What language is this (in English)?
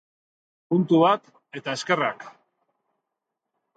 Basque